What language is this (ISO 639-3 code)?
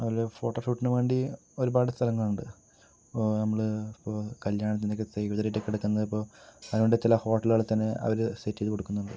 mal